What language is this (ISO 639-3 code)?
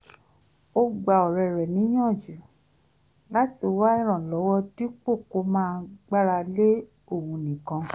yor